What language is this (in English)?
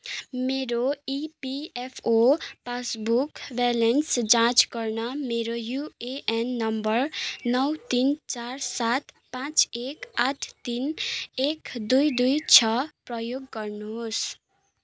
Nepali